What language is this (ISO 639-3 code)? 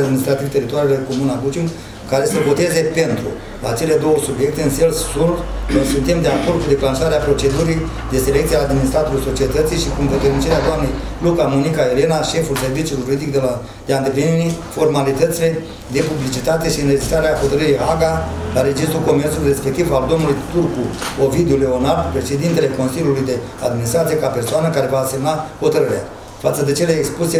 ron